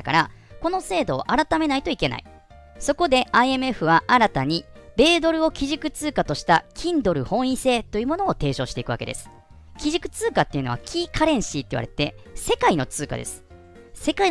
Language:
Japanese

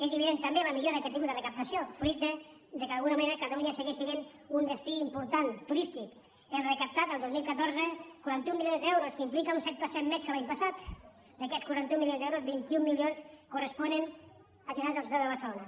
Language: Catalan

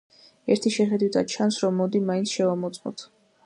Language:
Georgian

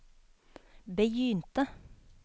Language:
Norwegian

